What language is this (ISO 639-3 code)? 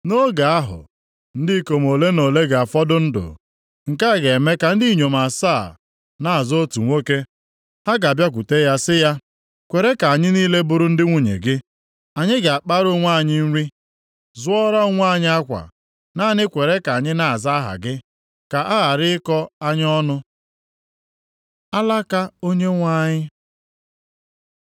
ibo